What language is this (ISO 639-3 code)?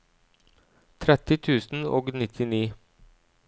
nor